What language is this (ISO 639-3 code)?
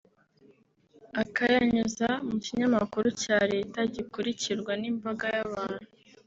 kin